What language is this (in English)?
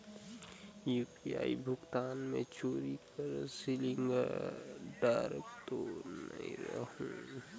Chhattisgarhi